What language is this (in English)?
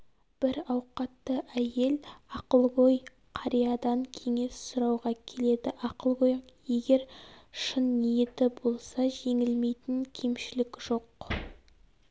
Kazakh